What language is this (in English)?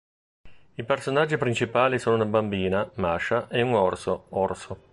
Italian